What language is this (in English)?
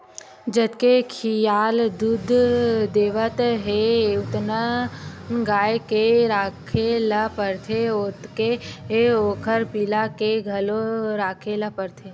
Chhattisgarhi